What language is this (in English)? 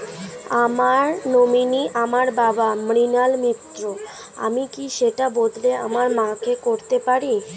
Bangla